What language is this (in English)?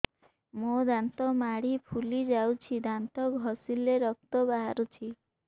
Odia